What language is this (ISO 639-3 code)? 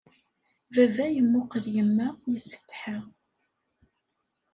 kab